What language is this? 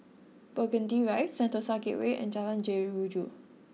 English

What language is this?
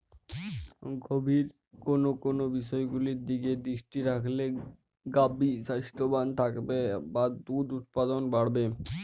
Bangla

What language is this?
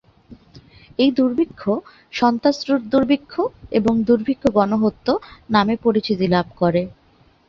Bangla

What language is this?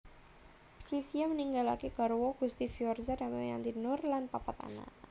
Javanese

